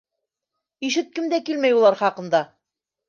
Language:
Bashkir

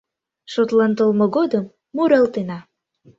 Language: Mari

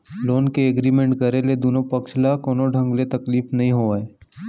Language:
Chhattisgarhi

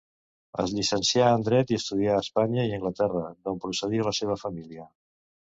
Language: Catalan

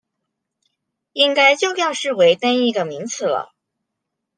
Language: Chinese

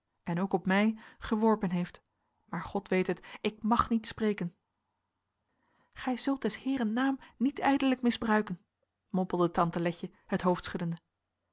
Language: Dutch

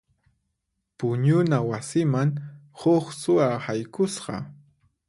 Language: Puno Quechua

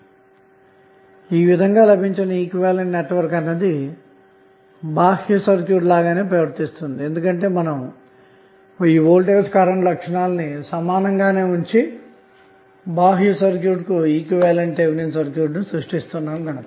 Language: Telugu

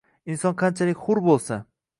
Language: Uzbek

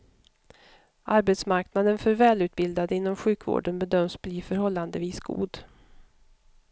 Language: Swedish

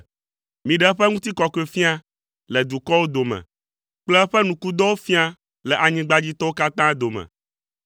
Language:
Ewe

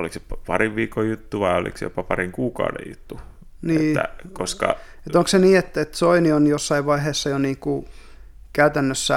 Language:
Finnish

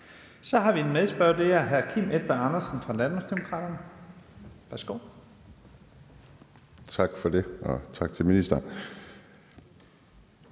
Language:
Danish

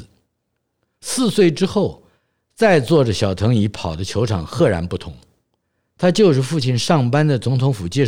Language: Chinese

